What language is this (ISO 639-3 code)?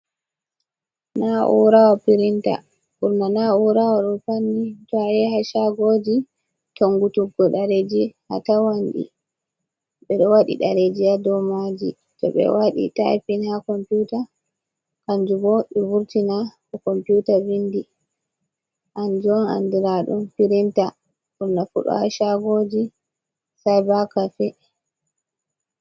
ful